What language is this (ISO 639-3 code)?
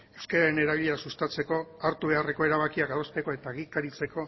eus